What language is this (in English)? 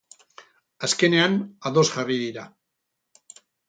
Basque